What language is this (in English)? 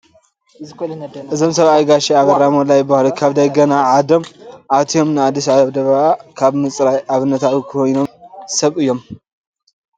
Tigrinya